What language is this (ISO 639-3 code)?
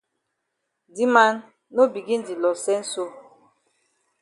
wes